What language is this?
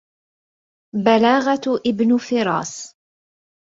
Arabic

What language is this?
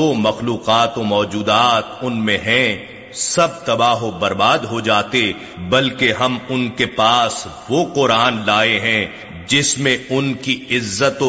Urdu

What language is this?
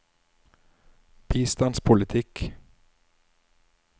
Norwegian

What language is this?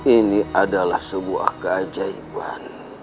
Indonesian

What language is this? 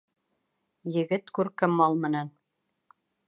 Bashkir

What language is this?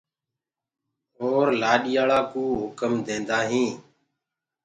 Gurgula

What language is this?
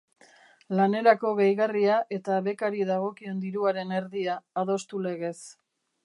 Basque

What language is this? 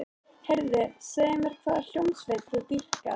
Icelandic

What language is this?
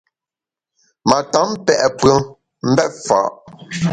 Bamun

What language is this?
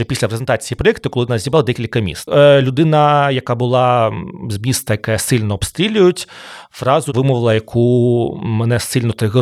Ukrainian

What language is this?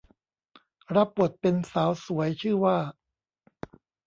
Thai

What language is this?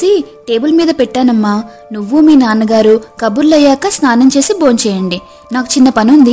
Telugu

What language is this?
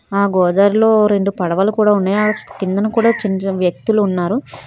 Telugu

